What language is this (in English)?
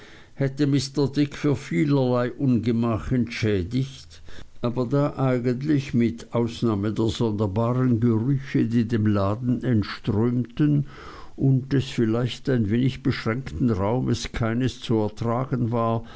German